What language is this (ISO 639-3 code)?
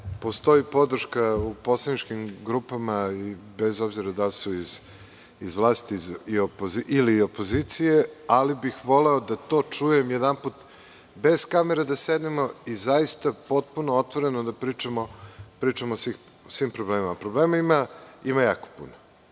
srp